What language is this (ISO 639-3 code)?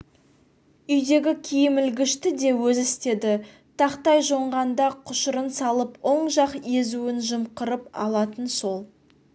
kaz